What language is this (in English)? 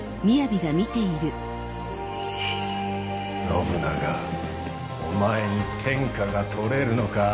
Japanese